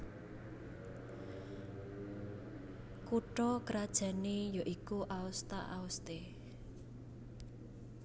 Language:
Javanese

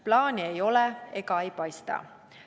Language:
Estonian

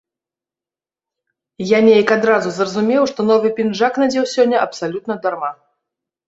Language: Belarusian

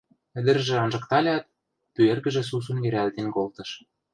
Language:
Western Mari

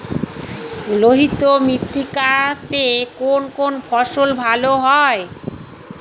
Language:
Bangla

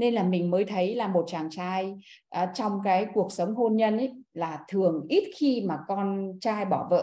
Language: Vietnamese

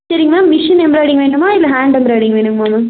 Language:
Tamil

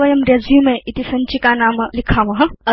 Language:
Sanskrit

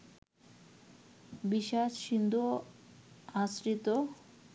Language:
Bangla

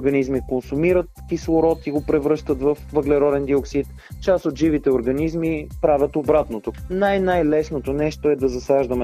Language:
Bulgarian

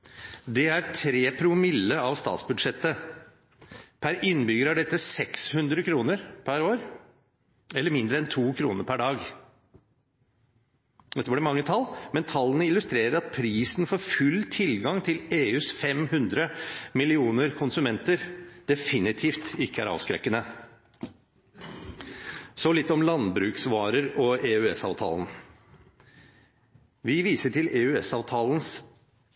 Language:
Norwegian Bokmål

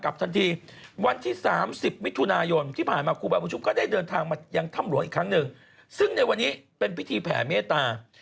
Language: Thai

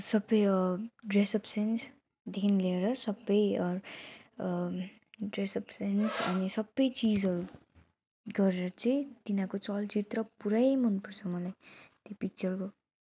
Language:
Nepali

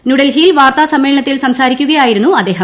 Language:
Malayalam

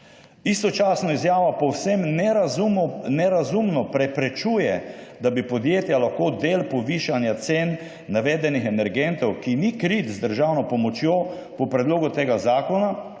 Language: Slovenian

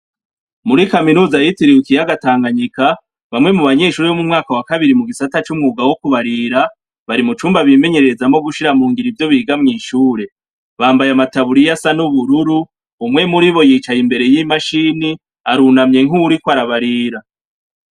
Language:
Rundi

